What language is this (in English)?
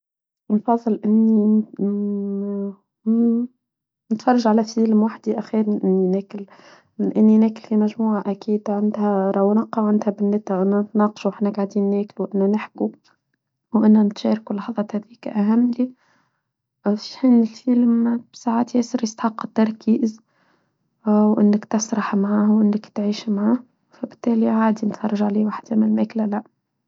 Tunisian Arabic